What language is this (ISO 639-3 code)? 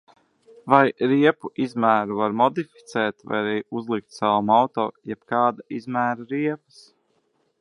lav